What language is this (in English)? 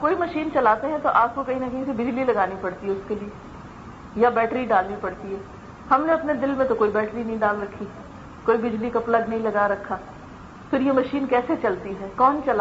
Urdu